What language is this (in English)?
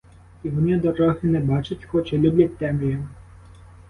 Ukrainian